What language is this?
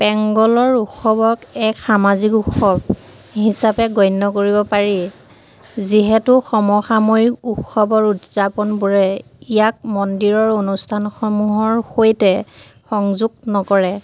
Assamese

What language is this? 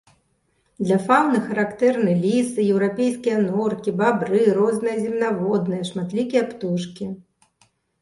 Belarusian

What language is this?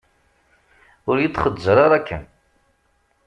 Kabyle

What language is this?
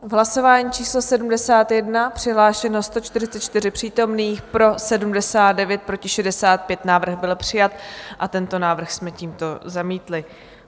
Czech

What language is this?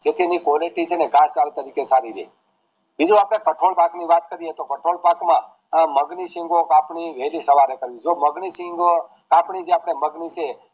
Gujarati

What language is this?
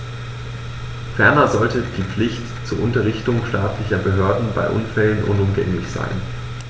German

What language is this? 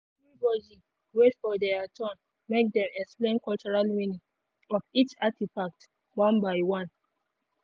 Nigerian Pidgin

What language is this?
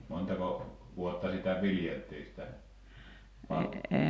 Finnish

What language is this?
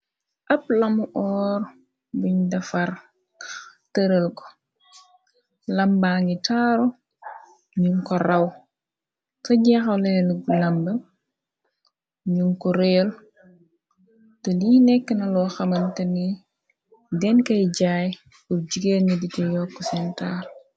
Wolof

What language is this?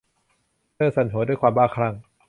Thai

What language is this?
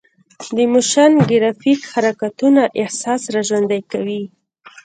Pashto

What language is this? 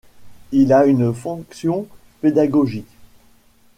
French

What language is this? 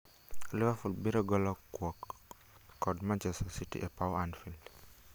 Luo (Kenya and Tanzania)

